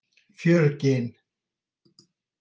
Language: Icelandic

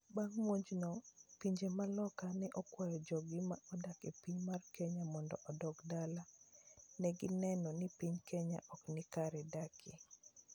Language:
Luo (Kenya and Tanzania)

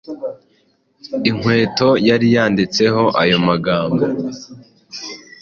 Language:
Kinyarwanda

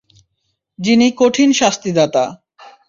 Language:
Bangla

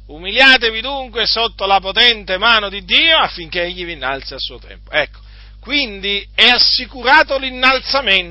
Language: Italian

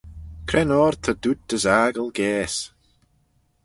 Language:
Manx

